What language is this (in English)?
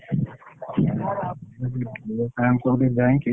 Odia